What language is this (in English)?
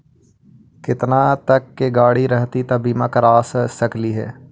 Magahi